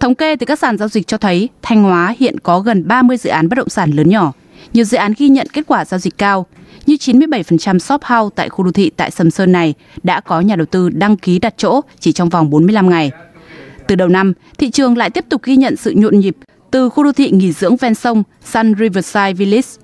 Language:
Vietnamese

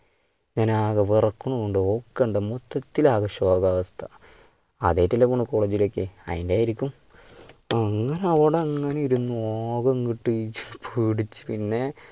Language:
Malayalam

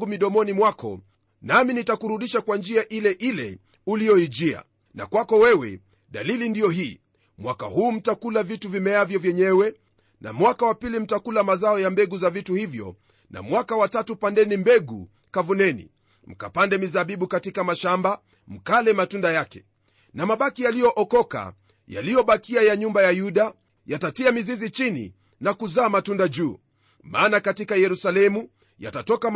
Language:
Swahili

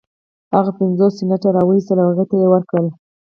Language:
Pashto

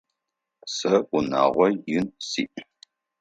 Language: Adyghe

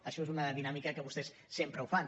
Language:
Catalan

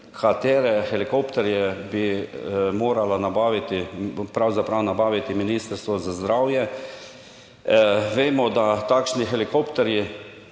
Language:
Slovenian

